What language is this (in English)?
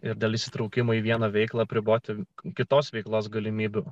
Lithuanian